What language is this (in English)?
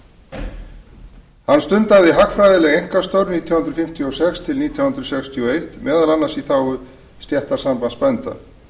Icelandic